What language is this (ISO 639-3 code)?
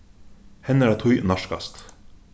fao